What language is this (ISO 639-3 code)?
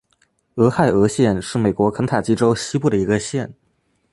zho